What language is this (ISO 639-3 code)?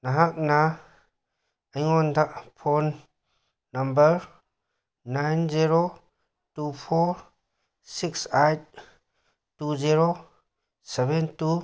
mni